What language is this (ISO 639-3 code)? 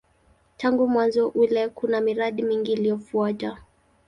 swa